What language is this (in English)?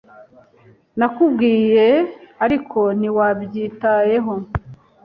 Kinyarwanda